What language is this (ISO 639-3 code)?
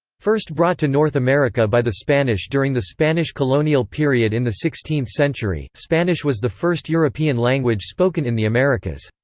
eng